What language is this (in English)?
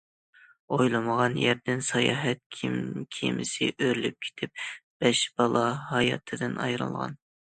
Uyghur